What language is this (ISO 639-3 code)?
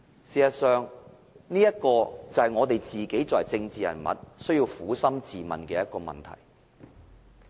yue